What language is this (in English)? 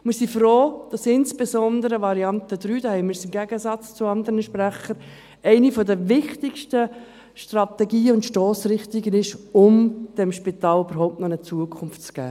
Swiss German